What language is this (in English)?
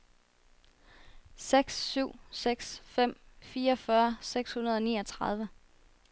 Danish